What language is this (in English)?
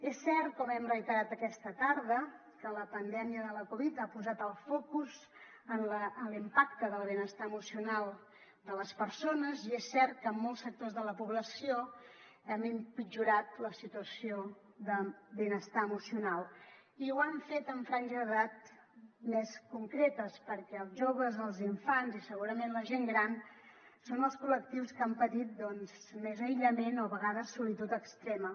Catalan